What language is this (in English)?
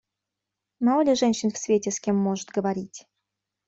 Russian